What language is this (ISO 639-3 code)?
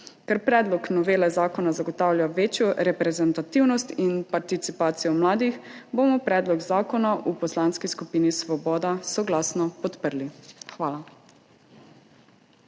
slv